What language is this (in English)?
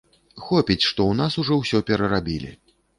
Belarusian